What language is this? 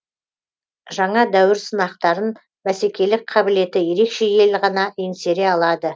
Kazakh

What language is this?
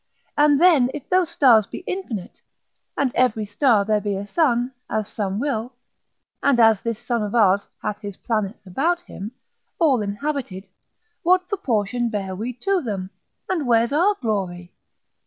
English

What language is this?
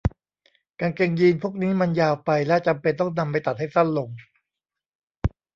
Thai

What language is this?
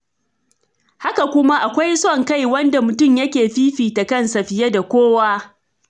Hausa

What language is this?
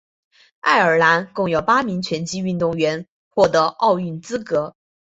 Chinese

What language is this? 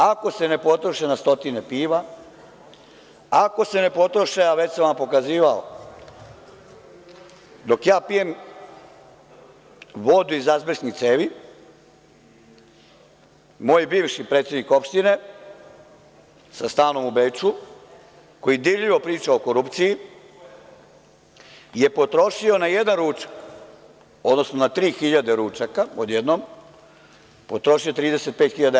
Serbian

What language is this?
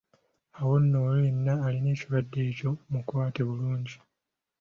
Ganda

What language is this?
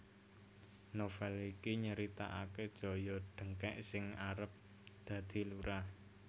Javanese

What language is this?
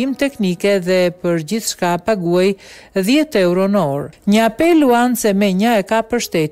Romanian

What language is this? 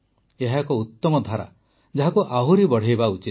Odia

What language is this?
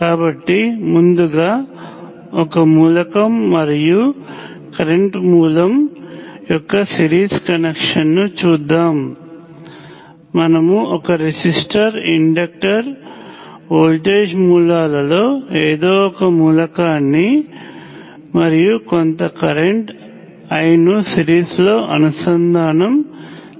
Telugu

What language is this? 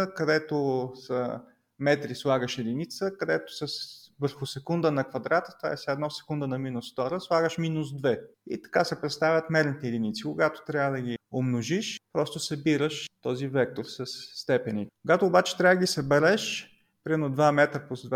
Bulgarian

